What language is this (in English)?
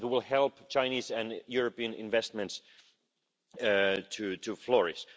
English